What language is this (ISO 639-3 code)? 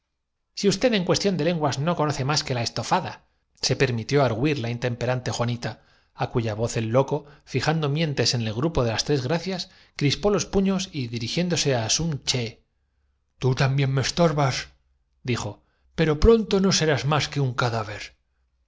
spa